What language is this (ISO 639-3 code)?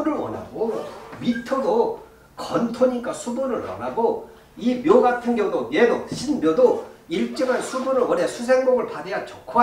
kor